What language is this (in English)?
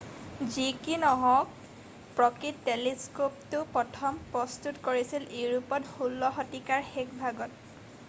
Assamese